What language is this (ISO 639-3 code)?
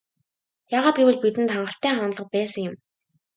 mon